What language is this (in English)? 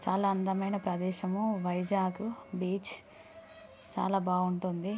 Telugu